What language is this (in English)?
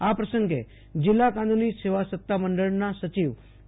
Gujarati